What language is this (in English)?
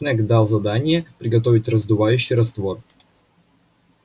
Russian